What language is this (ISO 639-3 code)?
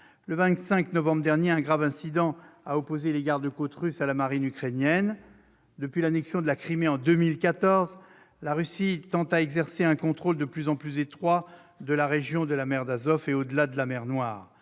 fra